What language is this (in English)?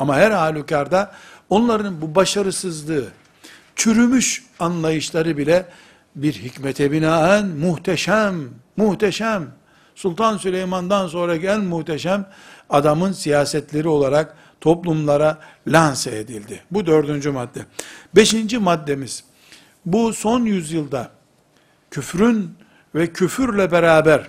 Turkish